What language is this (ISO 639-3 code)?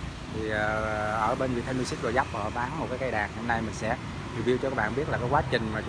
vie